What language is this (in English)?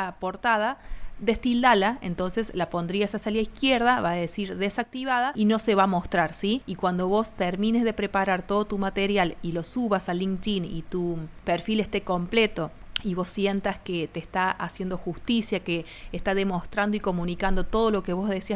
Spanish